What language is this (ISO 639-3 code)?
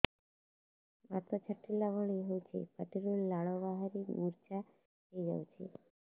ori